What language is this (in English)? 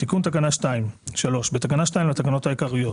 Hebrew